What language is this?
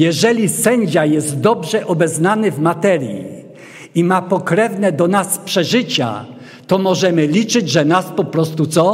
Polish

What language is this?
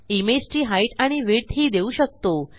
Marathi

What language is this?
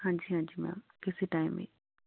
Punjabi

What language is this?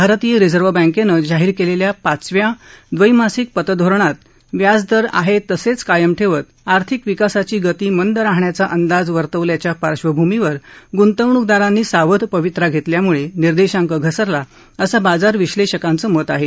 Marathi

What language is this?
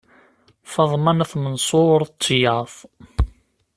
Kabyle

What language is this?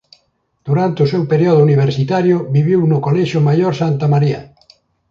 Galician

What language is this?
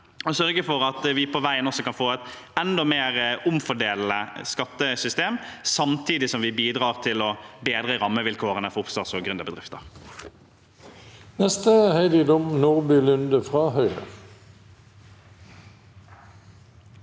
Norwegian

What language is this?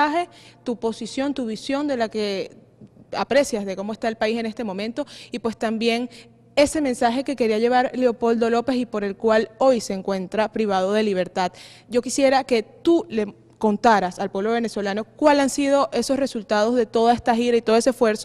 Spanish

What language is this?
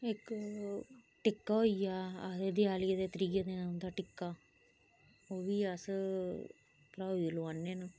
Dogri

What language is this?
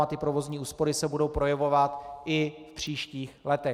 Czech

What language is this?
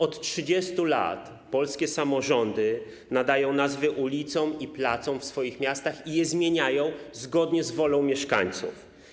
Polish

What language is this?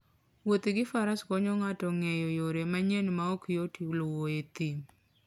Luo (Kenya and Tanzania)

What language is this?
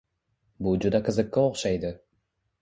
Uzbek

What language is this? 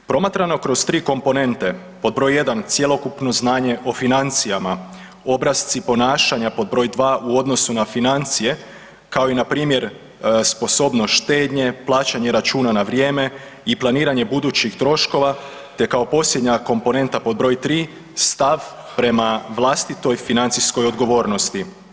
Croatian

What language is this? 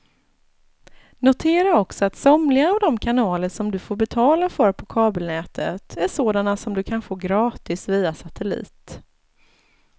Swedish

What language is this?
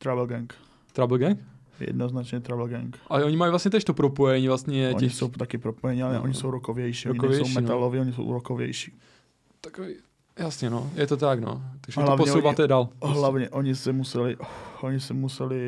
Czech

